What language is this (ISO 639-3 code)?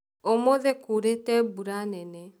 kik